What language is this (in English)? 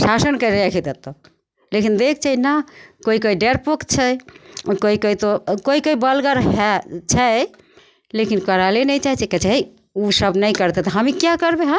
Maithili